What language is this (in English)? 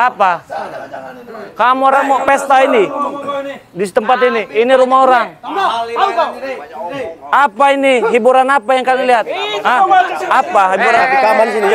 Indonesian